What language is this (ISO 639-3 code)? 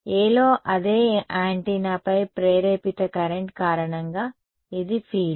tel